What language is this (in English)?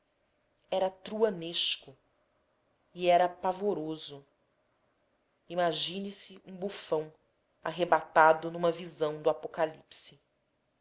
Portuguese